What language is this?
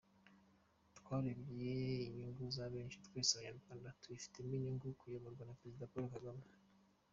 Kinyarwanda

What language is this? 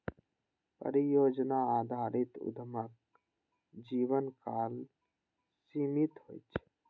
Maithili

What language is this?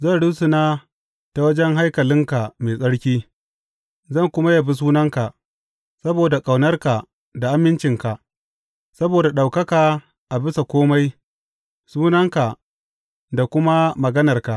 Hausa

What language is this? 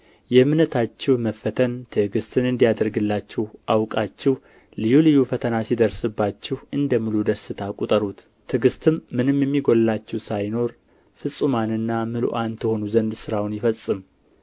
Amharic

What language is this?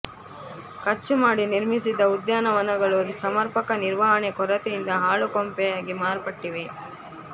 Kannada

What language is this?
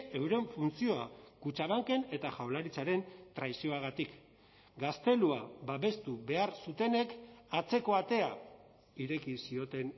Basque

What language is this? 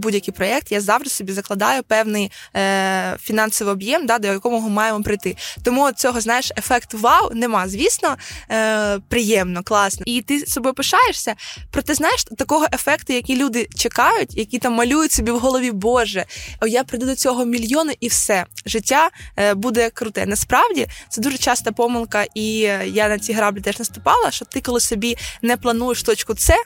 Ukrainian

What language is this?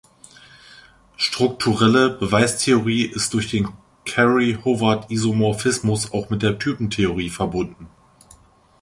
German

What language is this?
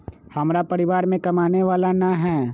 Magahi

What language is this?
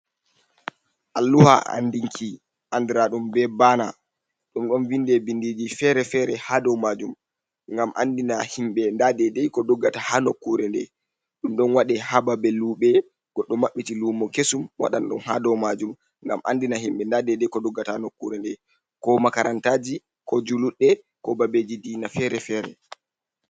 Fula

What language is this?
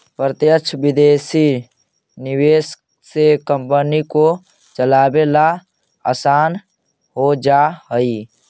Magahi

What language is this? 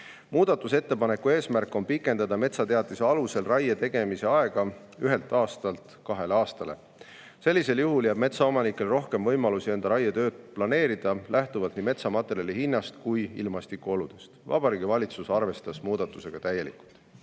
Estonian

